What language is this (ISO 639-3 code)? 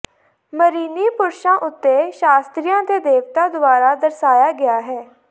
pan